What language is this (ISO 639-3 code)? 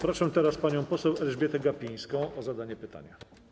pol